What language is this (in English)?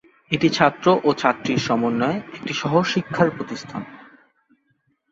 Bangla